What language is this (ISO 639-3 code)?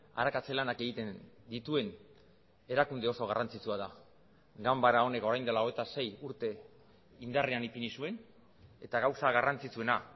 eus